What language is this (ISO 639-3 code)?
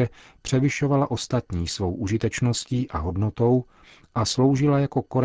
ces